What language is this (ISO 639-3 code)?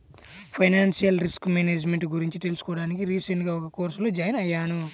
tel